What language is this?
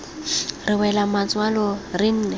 Tswana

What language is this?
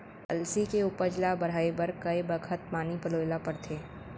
Chhattisgarhi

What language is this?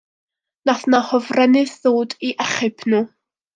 Welsh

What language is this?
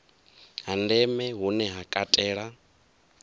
Venda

